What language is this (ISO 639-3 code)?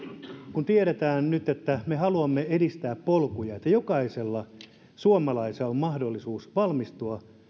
fin